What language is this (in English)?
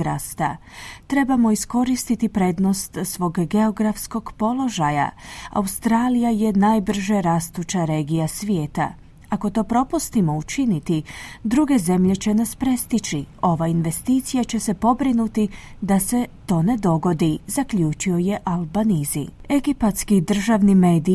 Croatian